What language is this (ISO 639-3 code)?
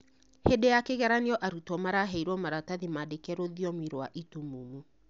kik